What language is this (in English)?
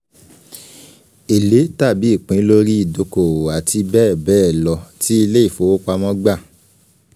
Yoruba